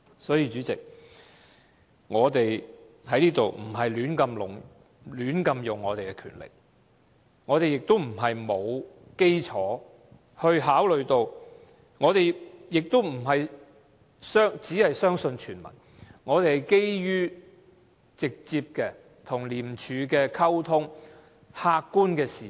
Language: Cantonese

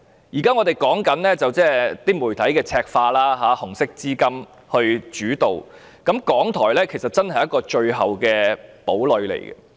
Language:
Cantonese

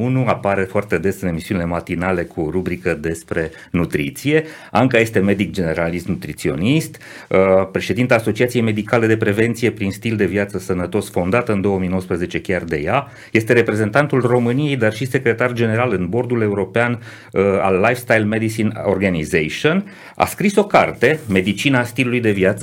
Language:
Romanian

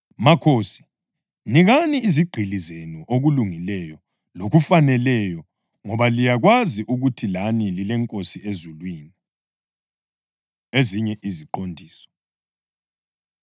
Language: North Ndebele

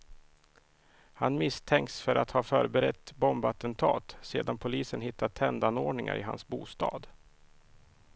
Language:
Swedish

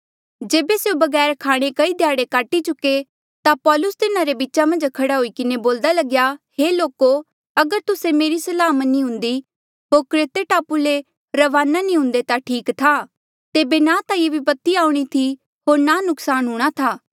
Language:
Mandeali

